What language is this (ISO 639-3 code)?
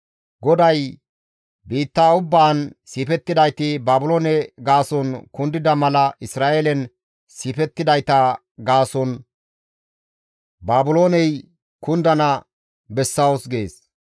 gmv